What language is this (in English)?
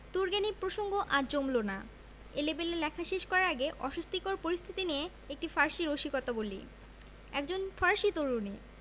Bangla